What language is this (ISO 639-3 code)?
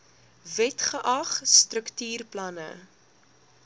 afr